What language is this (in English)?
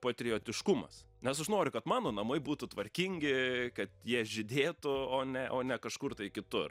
Lithuanian